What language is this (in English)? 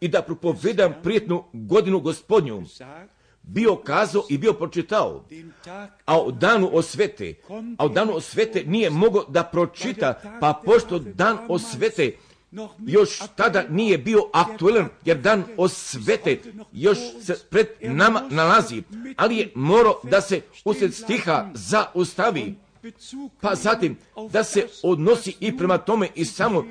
Croatian